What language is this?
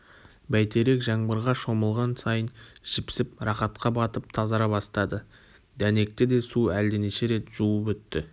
Kazakh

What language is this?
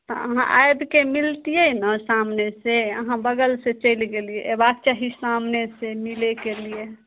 Maithili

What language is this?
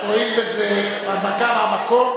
Hebrew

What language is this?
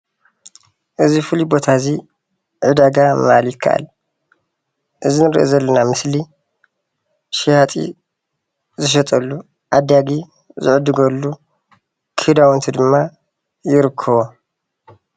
Tigrinya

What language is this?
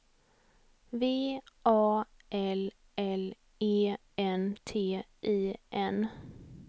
Swedish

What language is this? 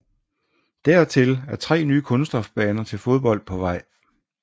Danish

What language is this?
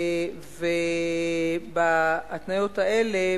Hebrew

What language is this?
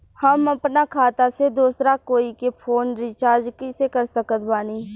Bhojpuri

